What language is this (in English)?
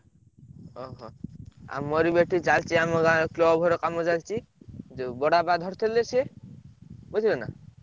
Odia